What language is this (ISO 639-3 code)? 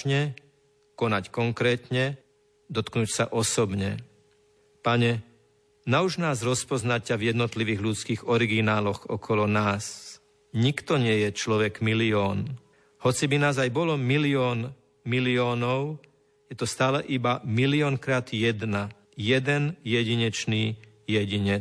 slk